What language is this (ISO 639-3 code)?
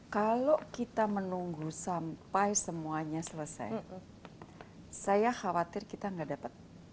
ind